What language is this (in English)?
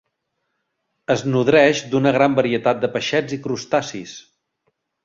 Catalan